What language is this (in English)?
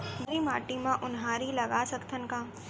Chhattisgarhi